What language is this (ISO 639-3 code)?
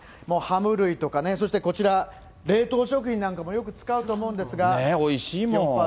jpn